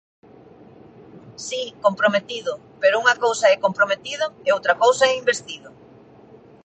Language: Galician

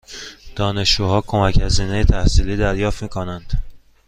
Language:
Persian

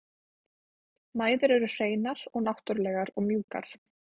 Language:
Icelandic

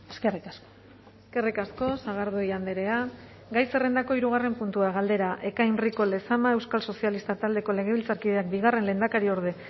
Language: Basque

